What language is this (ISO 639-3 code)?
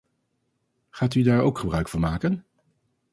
nld